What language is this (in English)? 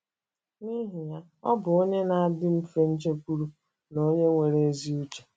Igbo